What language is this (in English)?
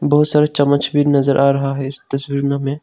Hindi